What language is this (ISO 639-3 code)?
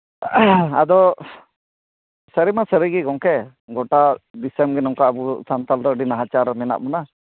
sat